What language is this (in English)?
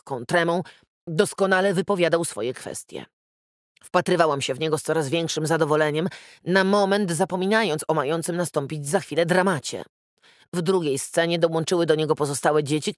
Polish